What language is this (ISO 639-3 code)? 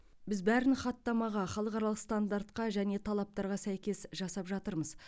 kaz